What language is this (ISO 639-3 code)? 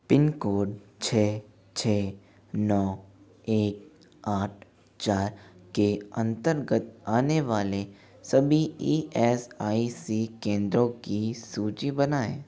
hin